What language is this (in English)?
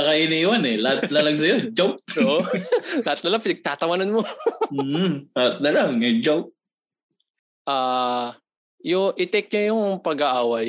Filipino